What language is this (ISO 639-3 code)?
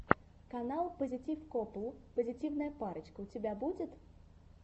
rus